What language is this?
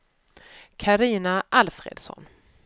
Swedish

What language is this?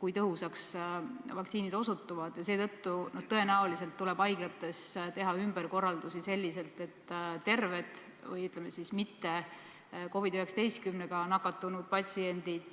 Estonian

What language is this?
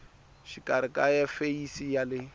Tsonga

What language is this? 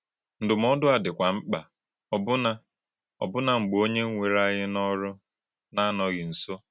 Igbo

